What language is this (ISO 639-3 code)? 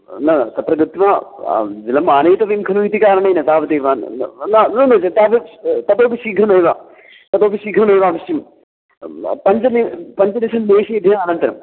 san